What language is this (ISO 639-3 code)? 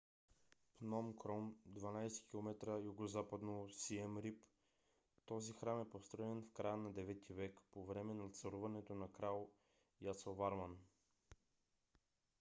bul